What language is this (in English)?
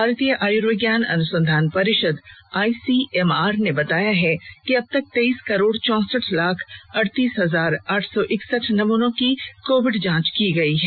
Hindi